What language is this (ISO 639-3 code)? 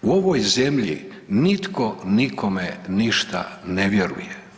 hrv